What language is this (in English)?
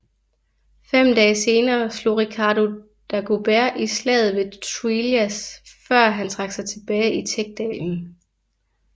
Danish